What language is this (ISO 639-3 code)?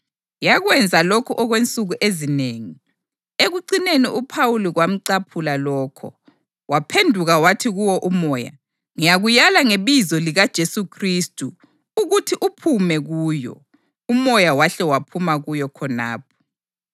nde